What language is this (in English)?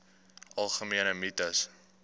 Afrikaans